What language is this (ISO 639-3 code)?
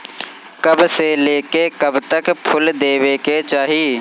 bho